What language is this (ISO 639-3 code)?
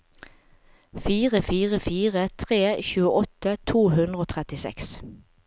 nor